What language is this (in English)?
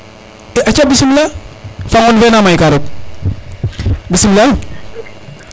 Serer